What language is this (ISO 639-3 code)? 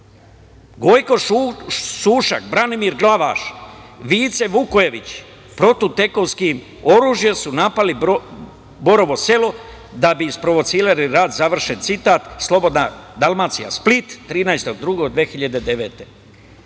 srp